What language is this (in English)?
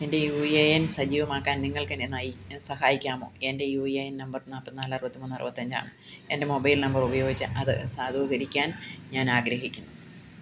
Malayalam